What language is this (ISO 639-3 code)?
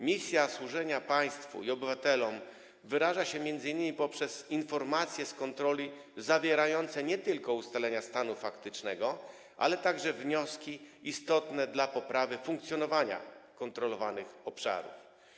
pol